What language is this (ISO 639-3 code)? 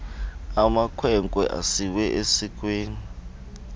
xho